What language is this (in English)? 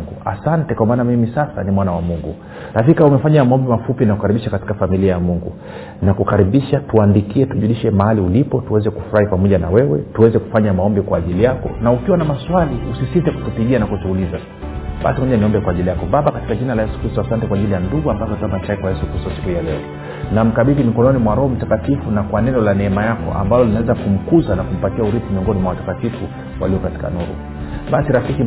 Swahili